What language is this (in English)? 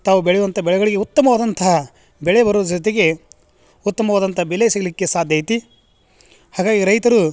Kannada